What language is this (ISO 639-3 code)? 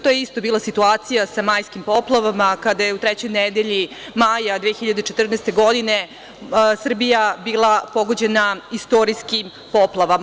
srp